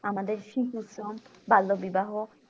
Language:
Bangla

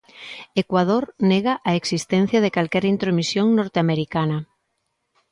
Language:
Galician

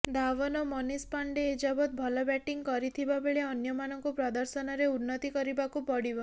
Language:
Odia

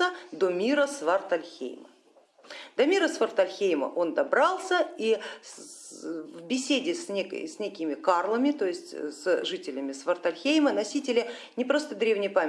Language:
Russian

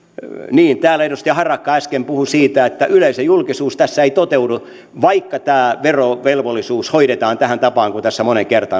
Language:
Finnish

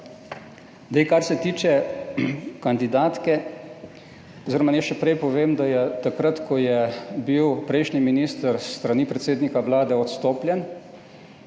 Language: Slovenian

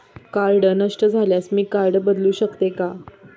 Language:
Marathi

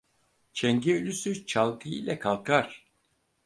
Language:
Turkish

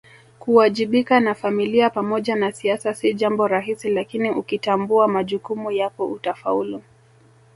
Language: Swahili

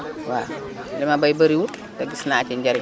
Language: Wolof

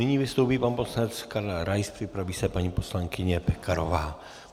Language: Czech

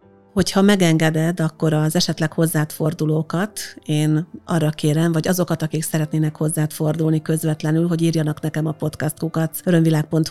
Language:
Hungarian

